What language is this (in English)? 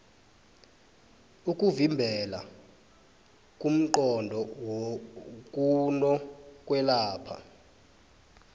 South Ndebele